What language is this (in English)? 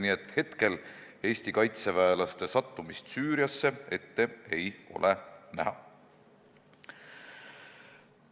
Estonian